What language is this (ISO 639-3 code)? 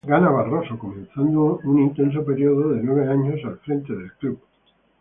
spa